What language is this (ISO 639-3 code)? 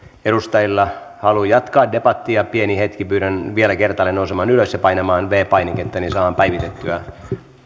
fin